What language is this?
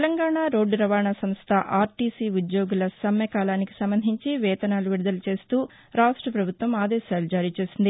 Telugu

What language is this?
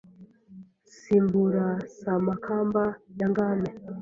Kinyarwanda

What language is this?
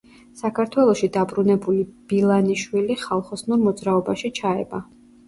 Georgian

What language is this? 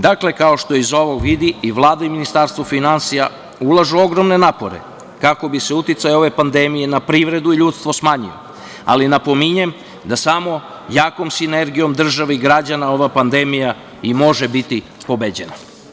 Serbian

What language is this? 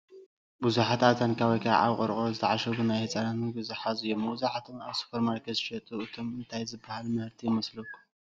Tigrinya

